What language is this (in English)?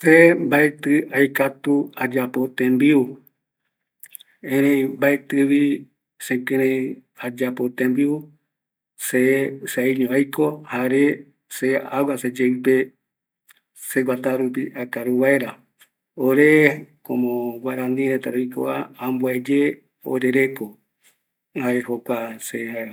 Eastern Bolivian Guaraní